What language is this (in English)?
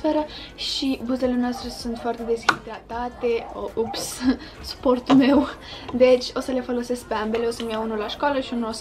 Romanian